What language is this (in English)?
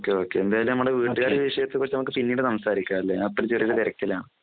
Malayalam